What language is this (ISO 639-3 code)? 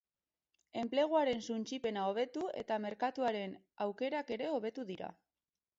eus